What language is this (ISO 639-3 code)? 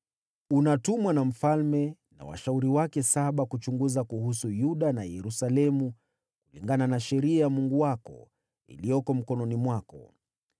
swa